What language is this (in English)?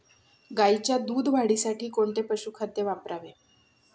Marathi